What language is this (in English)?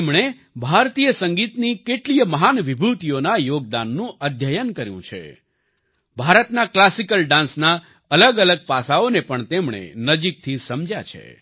Gujarati